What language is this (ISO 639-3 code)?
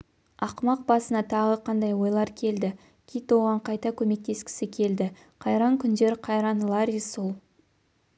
kaz